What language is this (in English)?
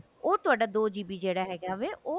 Punjabi